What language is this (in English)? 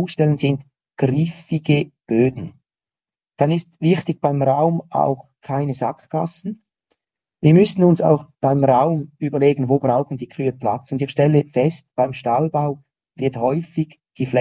German